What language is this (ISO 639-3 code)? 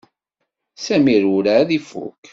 kab